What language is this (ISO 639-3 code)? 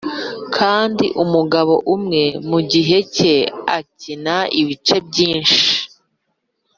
kin